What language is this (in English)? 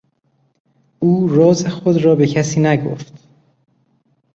Persian